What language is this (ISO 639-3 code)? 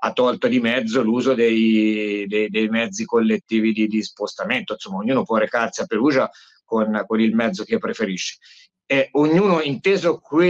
ita